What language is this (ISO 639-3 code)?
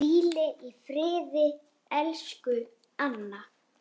isl